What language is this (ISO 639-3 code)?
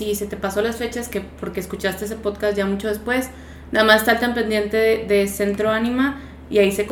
spa